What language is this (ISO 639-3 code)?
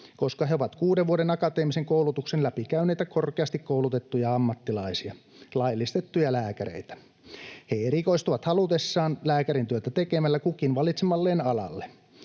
fin